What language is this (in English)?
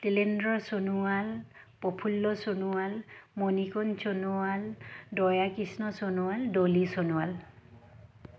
Assamese